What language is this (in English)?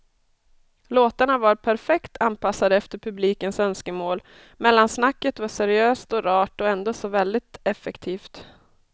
Swedish